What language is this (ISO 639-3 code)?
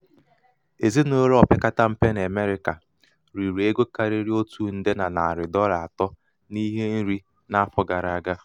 ibo